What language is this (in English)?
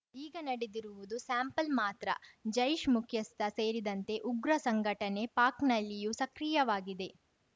Kannada